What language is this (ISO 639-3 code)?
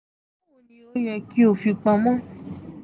yor